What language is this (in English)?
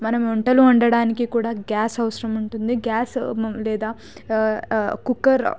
Telugu